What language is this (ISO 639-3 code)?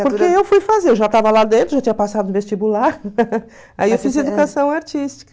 por